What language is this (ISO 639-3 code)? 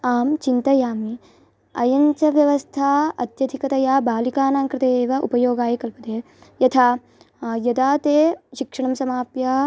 san